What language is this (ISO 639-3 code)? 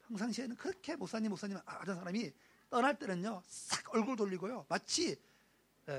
kor